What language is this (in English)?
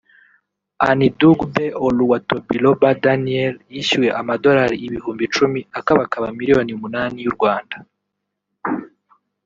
Kinyarwanda